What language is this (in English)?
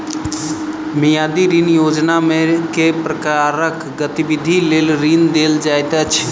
Maithili